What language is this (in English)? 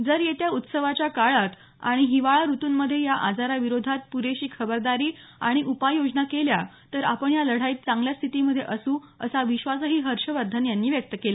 Marathi